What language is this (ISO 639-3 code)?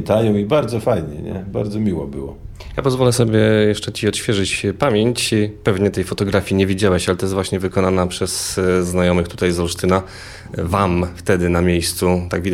pol